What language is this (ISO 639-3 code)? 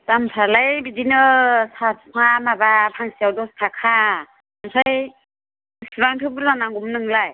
brx